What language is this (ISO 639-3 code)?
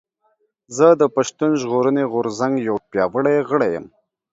pus